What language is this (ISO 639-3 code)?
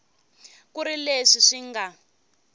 tso